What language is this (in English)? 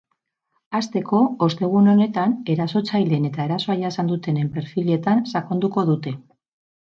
Basque